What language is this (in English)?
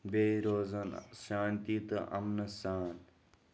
Kashmiri